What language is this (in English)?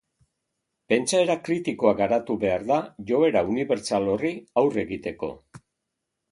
Basque